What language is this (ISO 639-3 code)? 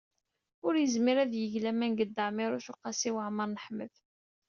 kab